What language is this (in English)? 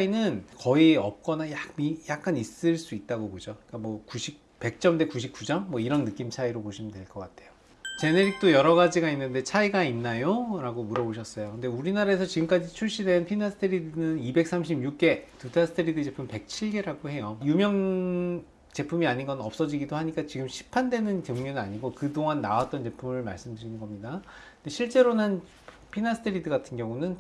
Korean